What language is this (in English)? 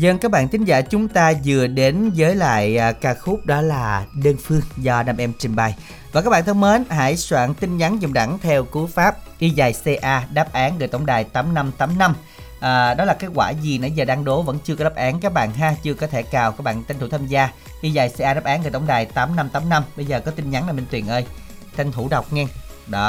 Vietnamese